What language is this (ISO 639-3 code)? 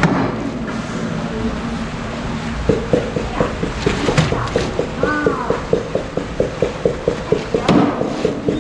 jpn